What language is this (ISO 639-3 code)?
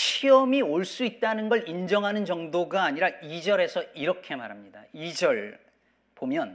kor